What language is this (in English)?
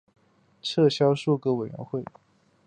Chinese